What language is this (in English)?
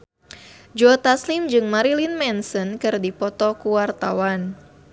Sundanese